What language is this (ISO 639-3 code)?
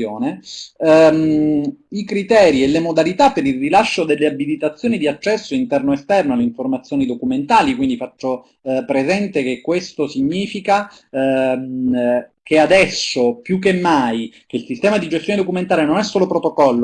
ita